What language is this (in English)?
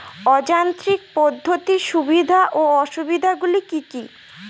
Bangla